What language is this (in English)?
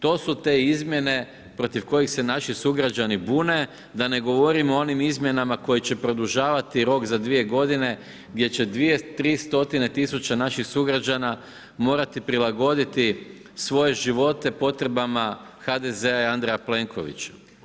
Croatian